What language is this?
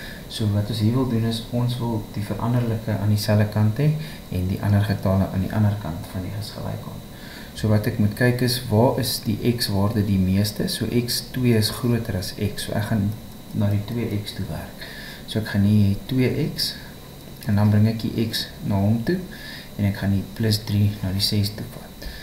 Dutch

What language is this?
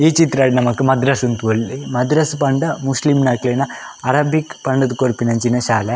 Tulu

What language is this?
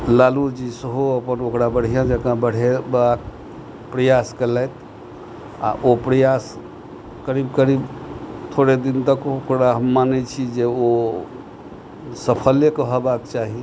Maithili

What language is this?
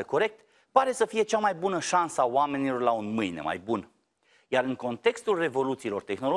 Romanian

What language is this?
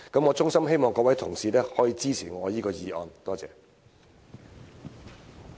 Cantonese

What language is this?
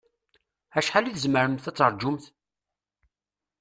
Kabyle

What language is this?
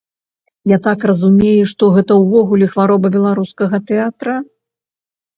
Belarusian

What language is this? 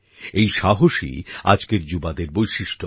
Bangla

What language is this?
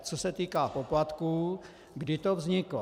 Czech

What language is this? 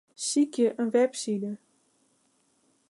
Western Frisian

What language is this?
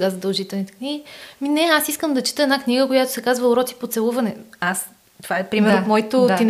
Bulgarian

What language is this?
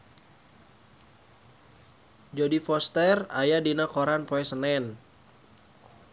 Sundanese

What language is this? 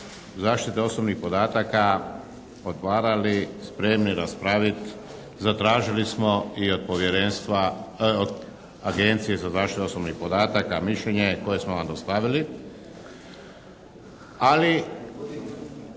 Croatian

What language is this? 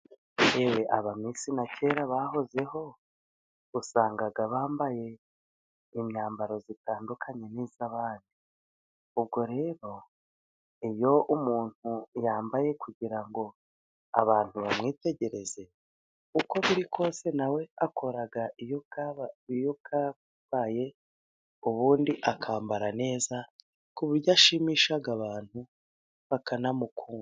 Kinyarwanda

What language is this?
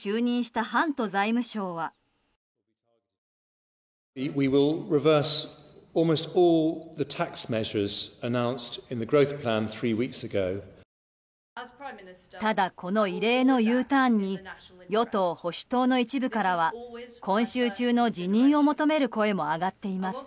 Japanese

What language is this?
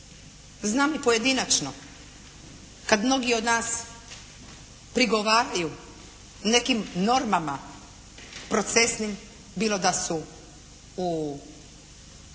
Croatian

